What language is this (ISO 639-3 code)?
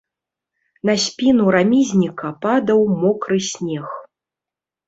bel